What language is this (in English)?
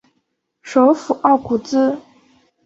Chinese